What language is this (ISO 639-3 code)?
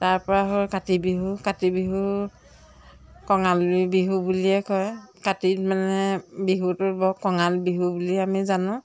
asm